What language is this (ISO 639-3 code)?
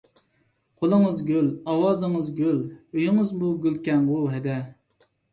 uig